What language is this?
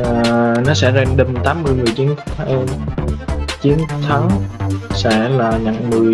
Vietnamese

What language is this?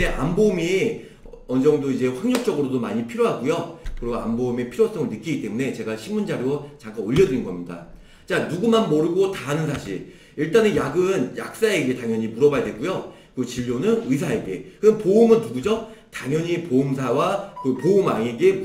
Korean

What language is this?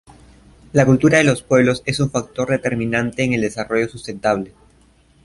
Spanish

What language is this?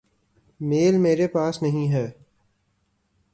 Urdu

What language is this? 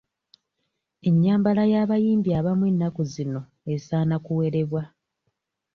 Ganda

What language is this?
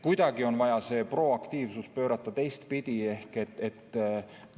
Estonian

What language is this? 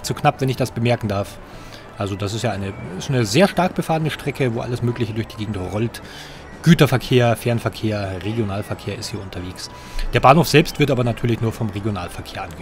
German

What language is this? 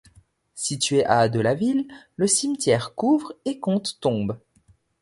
French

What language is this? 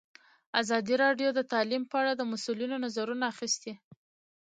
Pashto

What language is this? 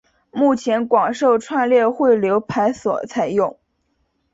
Chinese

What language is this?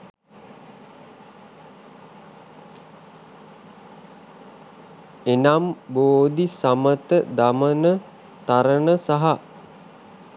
Sinhala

